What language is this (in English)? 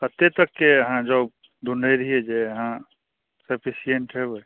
Maithili